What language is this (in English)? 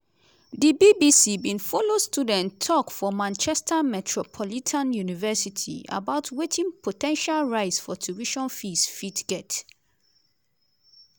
Nigerian Pidgin